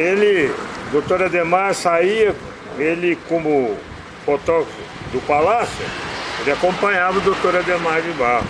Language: Portuguese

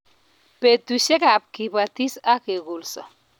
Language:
Kalenjin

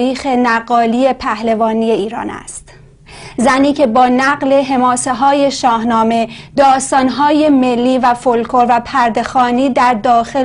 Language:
Persian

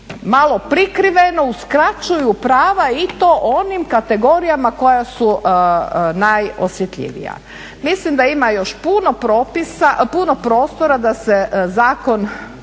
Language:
Croatian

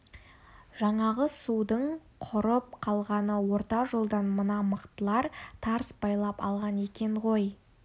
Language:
Kazakh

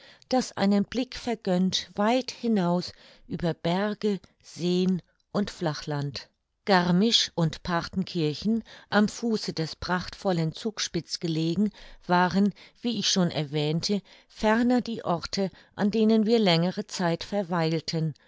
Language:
German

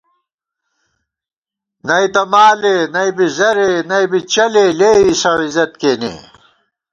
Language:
Gawar-Bati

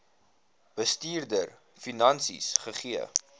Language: Afrikaans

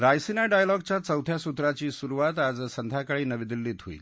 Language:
Marathi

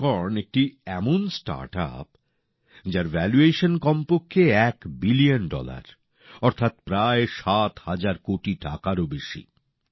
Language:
Bangla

